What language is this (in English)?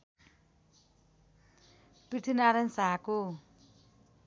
Nepali